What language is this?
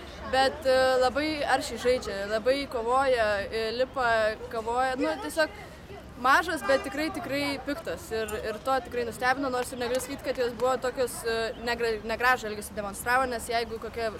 Lithuanian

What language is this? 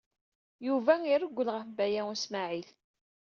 Kabyle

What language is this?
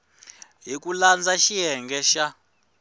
Tsonga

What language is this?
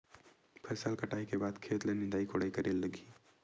Chhattisgarhi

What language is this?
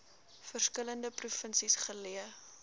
Afrikaans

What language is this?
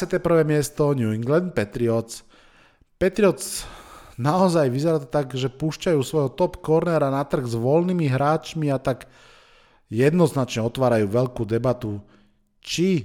Slovak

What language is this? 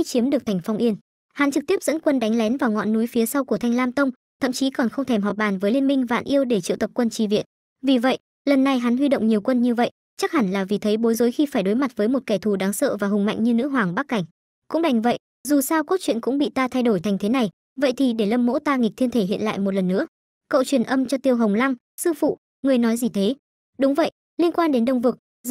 Vietnamese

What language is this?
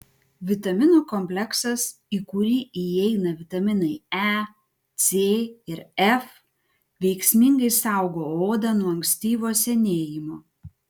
Lithuanian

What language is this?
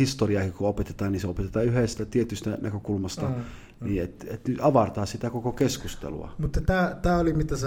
Finnish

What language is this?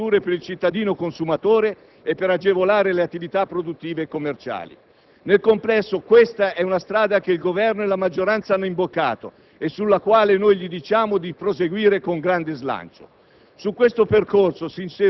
Italian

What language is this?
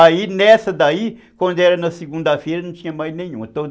Portuguese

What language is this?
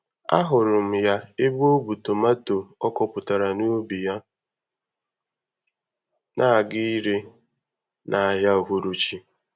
Igbo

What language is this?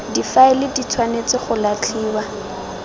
Tswana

